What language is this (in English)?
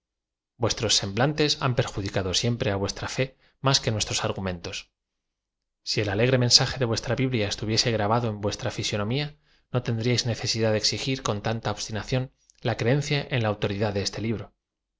Spanish